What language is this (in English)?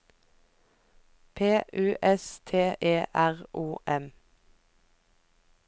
Norwegian